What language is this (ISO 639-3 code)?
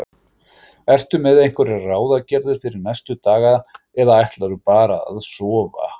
isl